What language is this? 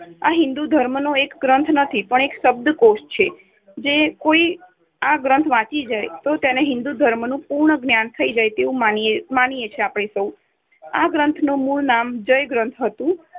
Gujarati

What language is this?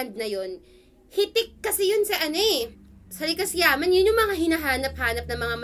Filipino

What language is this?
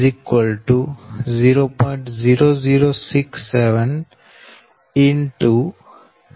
Gujarati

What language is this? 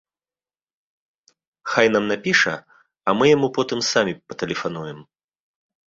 Belarusian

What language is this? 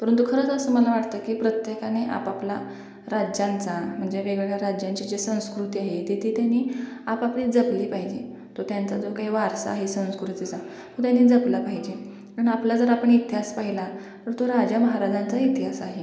Marathi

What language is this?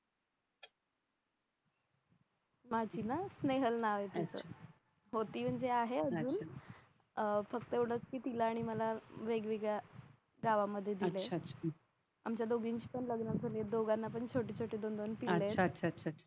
Marathi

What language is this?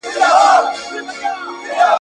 Pashto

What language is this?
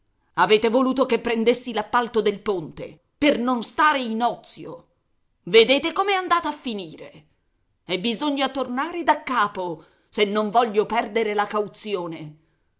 Italian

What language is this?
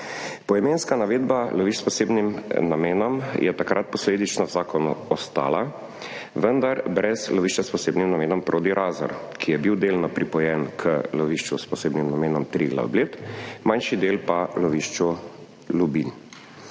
Slovenian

